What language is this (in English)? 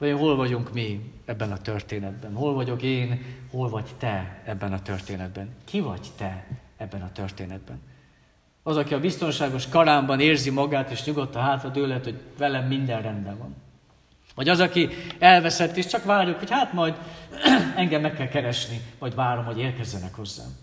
Hungarian